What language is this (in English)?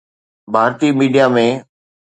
Sindhi